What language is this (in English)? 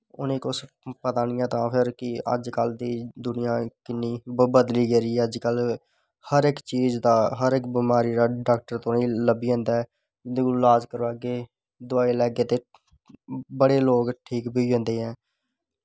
Dogri